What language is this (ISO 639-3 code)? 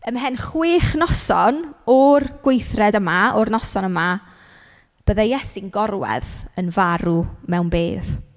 cym